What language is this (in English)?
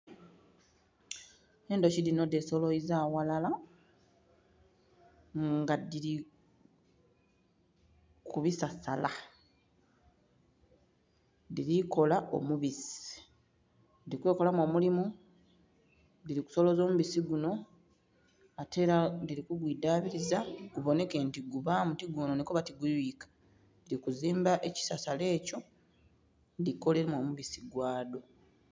Soga